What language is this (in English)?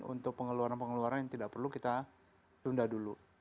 Indonesian